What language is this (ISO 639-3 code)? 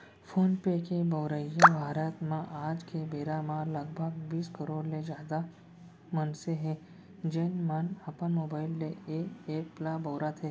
hne